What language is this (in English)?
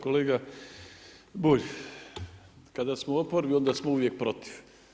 Croatian